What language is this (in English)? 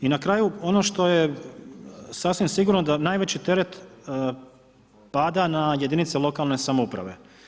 Croatian